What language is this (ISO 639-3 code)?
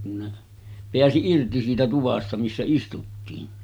fin